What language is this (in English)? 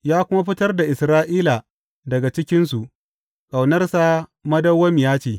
Hausa